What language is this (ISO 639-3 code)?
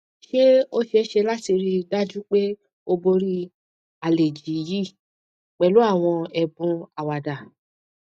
yor